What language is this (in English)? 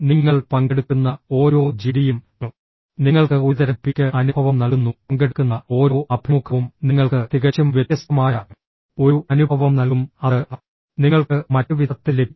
Malayalam